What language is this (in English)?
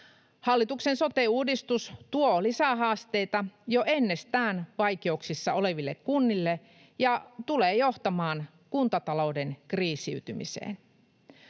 Finnish